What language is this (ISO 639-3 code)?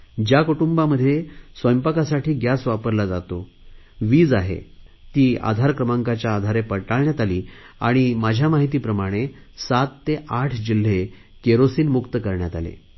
mar